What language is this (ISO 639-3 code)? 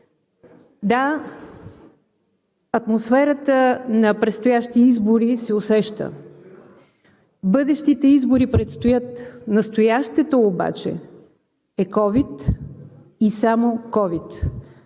bul